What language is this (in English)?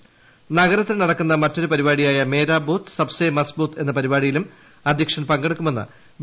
Malayalam